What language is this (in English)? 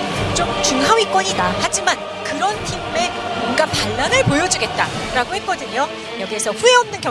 Korean